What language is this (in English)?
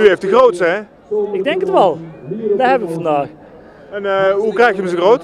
Dutch